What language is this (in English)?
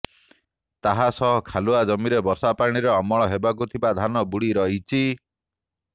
Odia